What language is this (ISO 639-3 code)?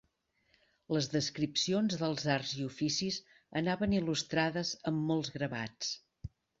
cat